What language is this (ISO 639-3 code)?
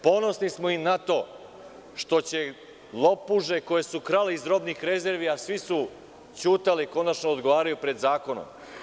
srp